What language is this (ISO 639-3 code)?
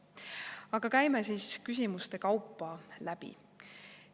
est